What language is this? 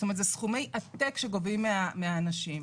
Hebrew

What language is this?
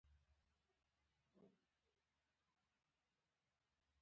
Pashto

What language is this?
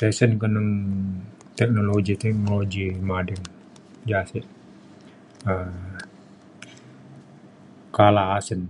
Mainstream Kenyah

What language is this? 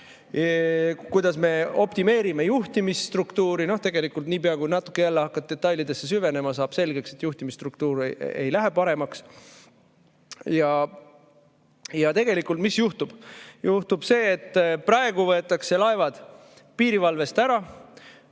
Estonian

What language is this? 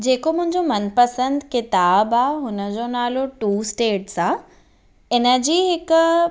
Sindhi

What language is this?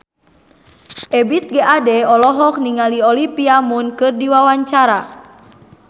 Sundanese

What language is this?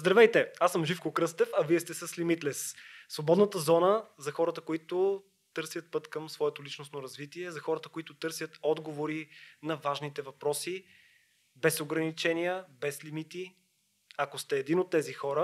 Bulgarian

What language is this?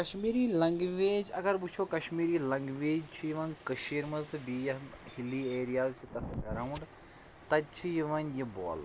Kashmiri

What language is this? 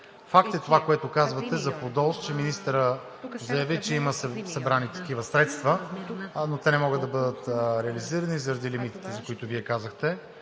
Bulgarian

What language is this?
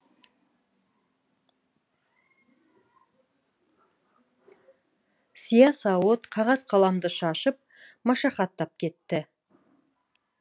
Kazakh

